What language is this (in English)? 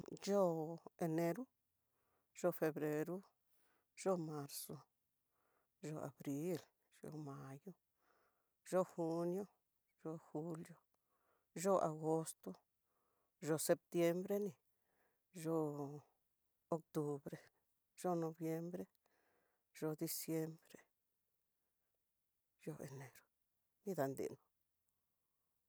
Tidaá Mixtec